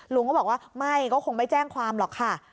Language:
Thai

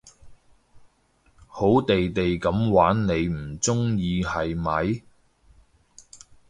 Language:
Cantonese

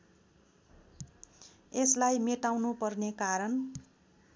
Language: Nepali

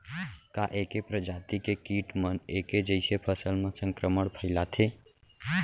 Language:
Chhattisgarhi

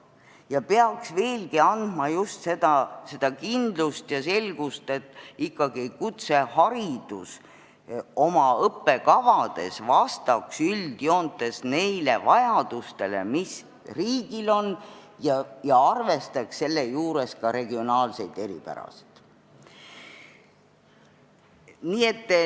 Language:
Estonian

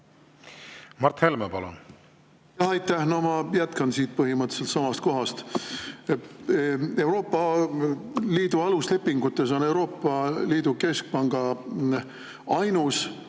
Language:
Estonian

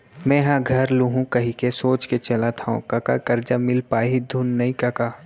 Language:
Chhattisgarhi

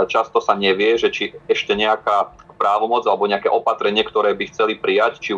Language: Slovak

